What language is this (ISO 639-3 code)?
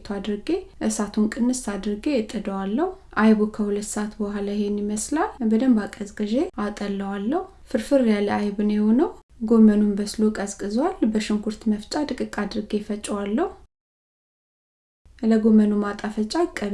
amh